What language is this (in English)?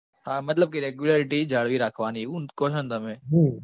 Gujarati